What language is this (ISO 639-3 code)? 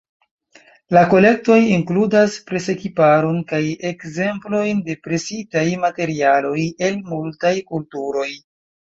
epo